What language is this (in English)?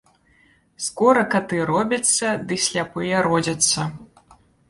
Belarusian